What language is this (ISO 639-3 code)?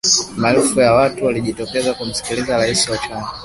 swa